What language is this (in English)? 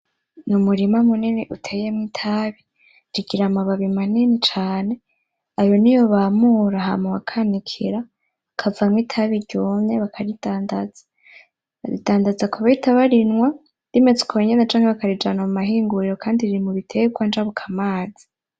Rundi